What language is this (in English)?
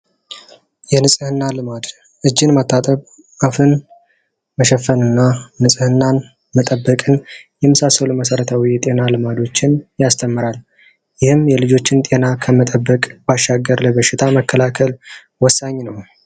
Amharic